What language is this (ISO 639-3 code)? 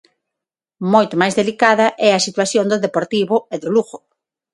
glg